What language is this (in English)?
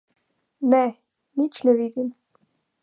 Slovenian